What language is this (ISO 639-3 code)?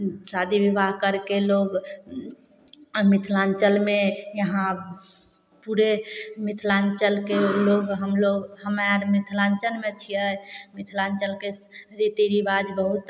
mai